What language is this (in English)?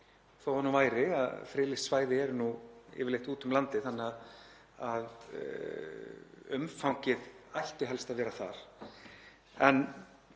Icelandic